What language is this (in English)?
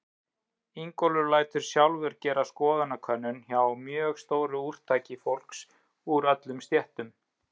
Icelandic